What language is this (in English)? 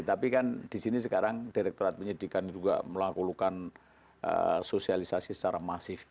Indonesian